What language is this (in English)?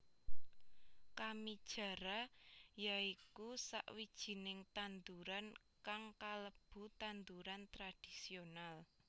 Javanese